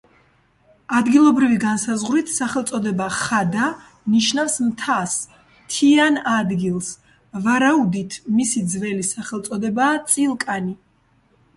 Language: Georgian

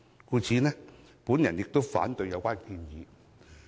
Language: Cantonese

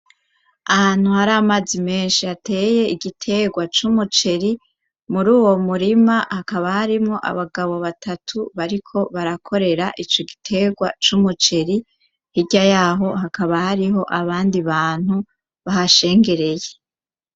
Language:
Rundi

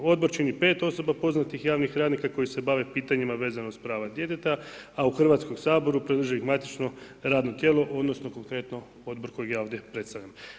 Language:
Croatian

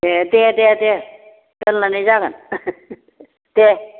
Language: Bodo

